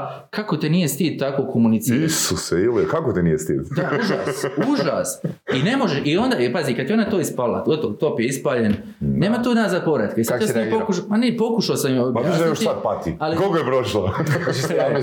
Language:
Croatian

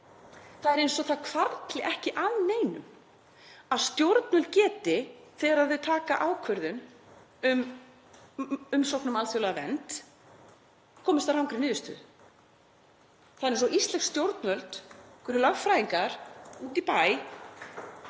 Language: Icelandic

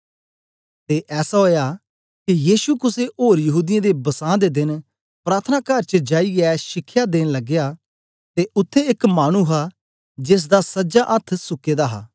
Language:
Dogri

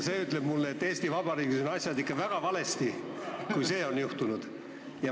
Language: Estonian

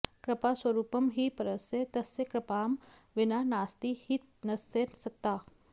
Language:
Sanskrit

